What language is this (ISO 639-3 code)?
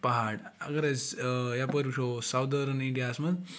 kas